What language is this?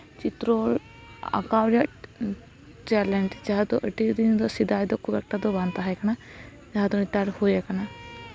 Santali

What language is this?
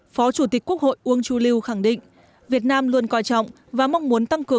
Vietnamese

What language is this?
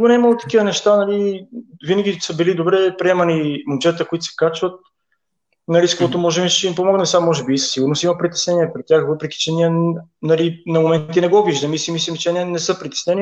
Bulgarian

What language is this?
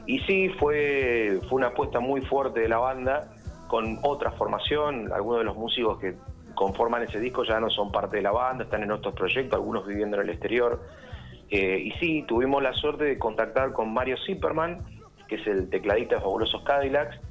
Spanish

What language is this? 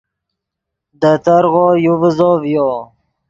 Yidgha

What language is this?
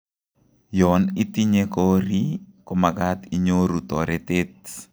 Kalenjin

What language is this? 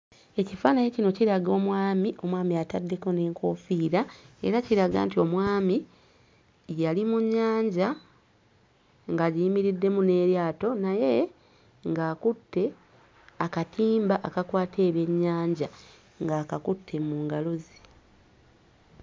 Ganda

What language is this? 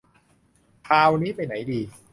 Thai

